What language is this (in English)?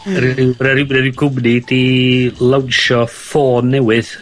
Welsh